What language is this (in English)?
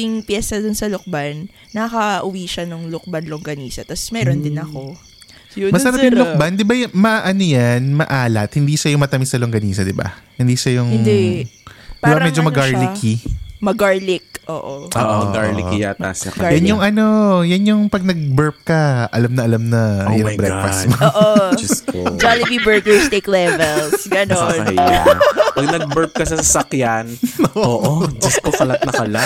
Filipino